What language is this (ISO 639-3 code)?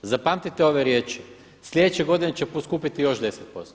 hrv